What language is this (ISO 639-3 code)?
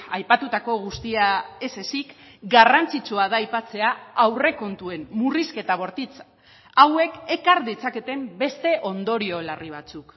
eus